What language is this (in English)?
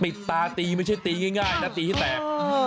Thai